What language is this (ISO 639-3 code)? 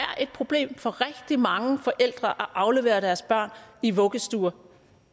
dan